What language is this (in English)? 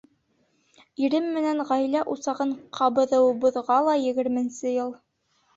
Bashkir